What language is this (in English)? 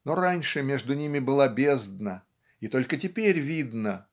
Russian